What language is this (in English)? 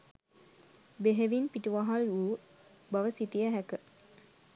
Sinhala